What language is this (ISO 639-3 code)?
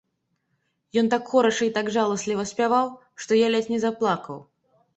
bel